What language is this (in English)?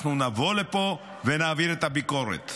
Hebrew